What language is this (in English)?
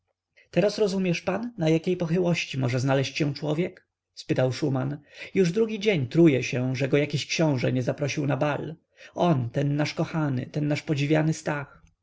Polish